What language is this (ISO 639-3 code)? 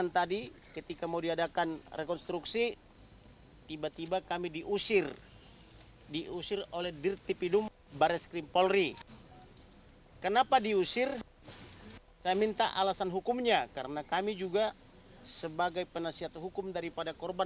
ind